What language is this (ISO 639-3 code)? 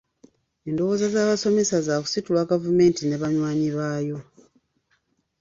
lug